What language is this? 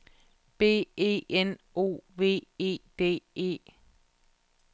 Danish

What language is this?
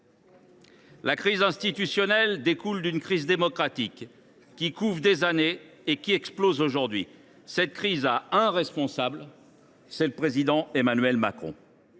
French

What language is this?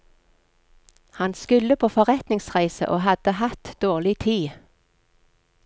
Norwegian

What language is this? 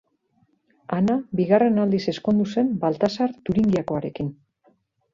Basque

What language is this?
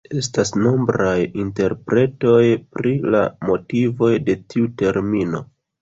Esperanto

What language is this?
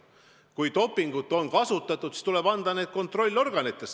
Estonian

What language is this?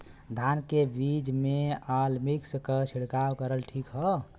Bhojpuri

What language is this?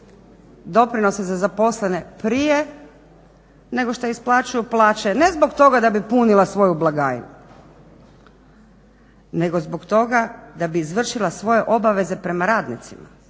Croatian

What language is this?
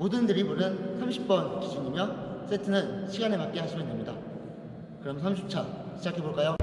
Korean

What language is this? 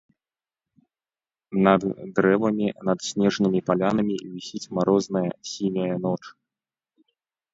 Belarusian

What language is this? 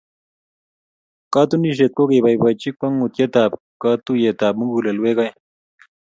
Kalenjin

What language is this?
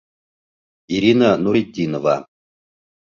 Bashkir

